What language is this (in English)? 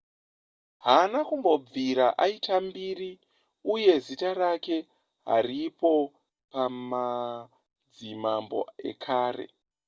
Shona